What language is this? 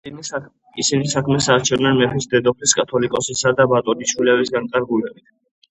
Georgian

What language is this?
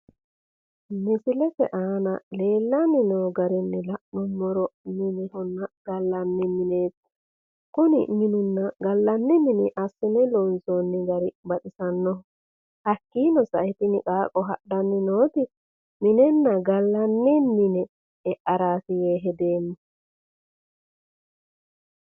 Sidamo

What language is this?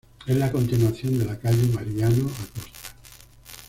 Spanish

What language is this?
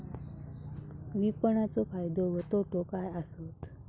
Marathi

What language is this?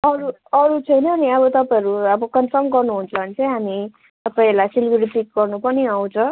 Nepali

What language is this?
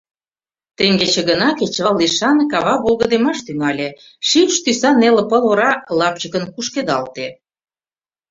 Mari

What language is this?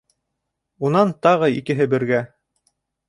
Bashkir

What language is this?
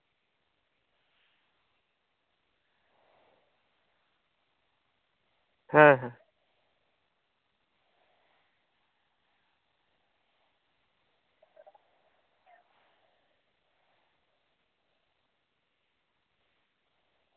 Santali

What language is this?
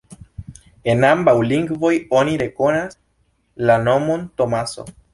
Esperanto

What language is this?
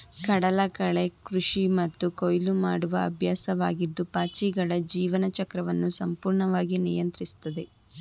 Kannada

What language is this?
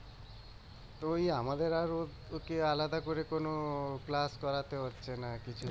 Bangla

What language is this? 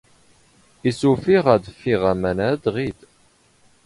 Standard Moroccan Tamazight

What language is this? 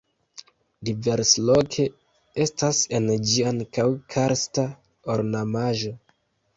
Esperanto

